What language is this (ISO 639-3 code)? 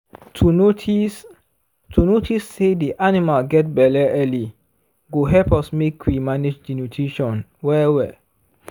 pcm